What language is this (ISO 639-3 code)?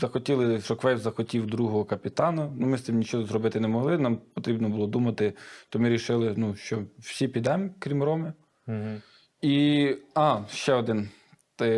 ukr